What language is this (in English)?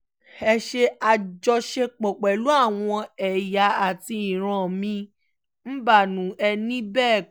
Yoruba